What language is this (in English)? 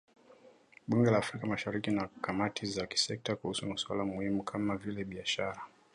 Swahili